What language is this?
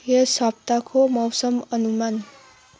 Nepali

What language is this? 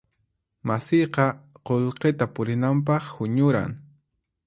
Puno Quechua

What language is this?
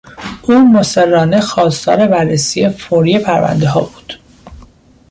Persian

